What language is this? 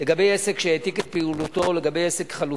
Hebrew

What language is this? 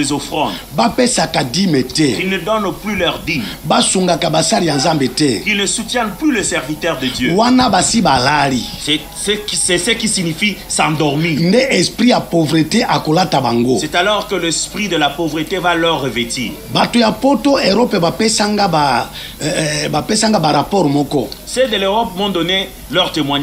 French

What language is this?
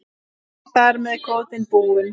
Icelandic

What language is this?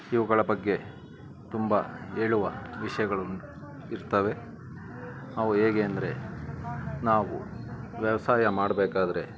Kannada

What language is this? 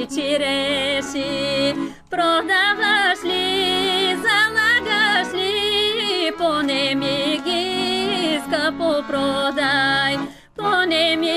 Bulgarian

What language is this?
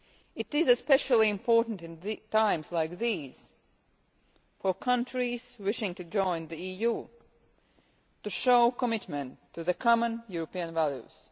English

